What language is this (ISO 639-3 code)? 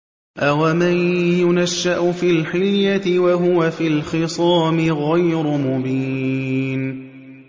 ara